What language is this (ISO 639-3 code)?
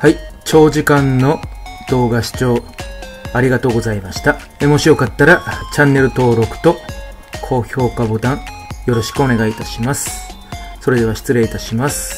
jpn